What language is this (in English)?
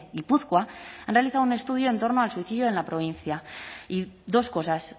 Spanish